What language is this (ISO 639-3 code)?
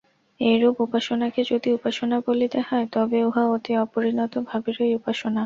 ben